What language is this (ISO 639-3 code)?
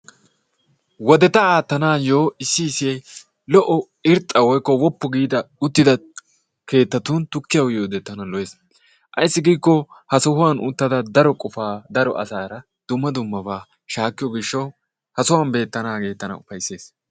wal